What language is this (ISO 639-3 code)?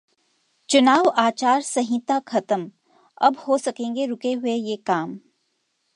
hin